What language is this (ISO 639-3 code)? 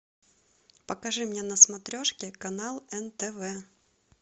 rus